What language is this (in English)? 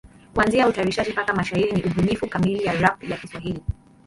Swahili